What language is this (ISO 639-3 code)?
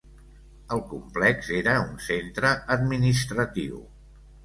cat